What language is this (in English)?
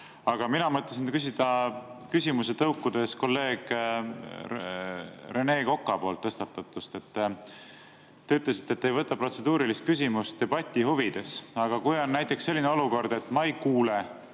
Estonian